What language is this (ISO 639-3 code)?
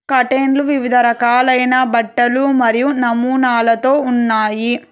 tel